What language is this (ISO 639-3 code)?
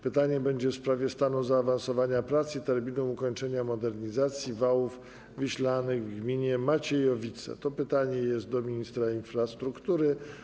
pol